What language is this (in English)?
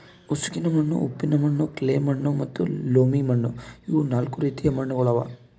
Kannada